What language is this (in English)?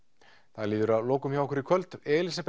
Icelandic